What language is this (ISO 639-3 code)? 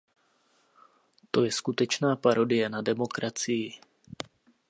ces